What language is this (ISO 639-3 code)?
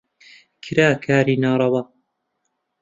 ckb